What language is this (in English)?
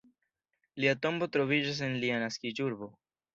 Esperanto